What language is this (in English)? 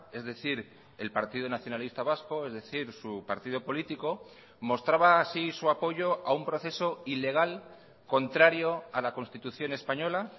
Spanish